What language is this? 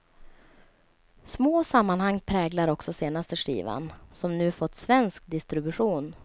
Swedish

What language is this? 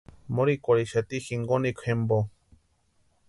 Western Highland Purepecha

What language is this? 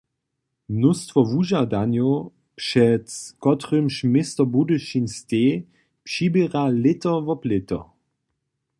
Upper Sorbian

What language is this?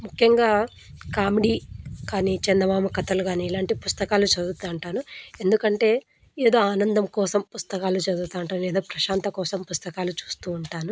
Telugu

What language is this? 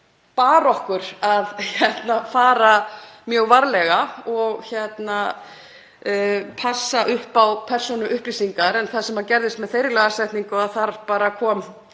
Icelandic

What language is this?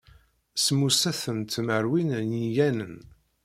Kabyle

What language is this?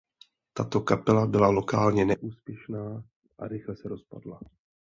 Czech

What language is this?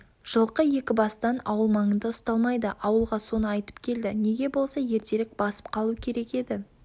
Kazakh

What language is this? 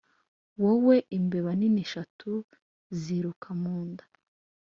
Kinyarwanda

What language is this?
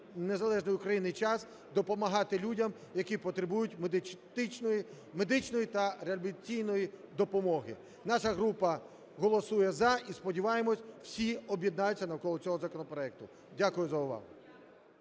Ukrainian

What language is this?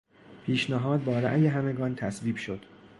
Persian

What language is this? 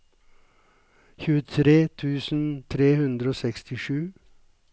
Norwegian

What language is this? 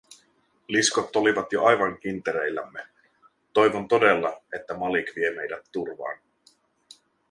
Finnish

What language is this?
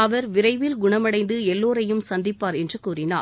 Tamil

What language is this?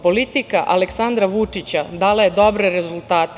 Serbian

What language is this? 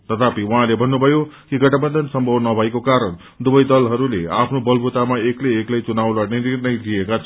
Nepali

